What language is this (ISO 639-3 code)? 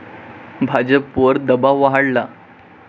mar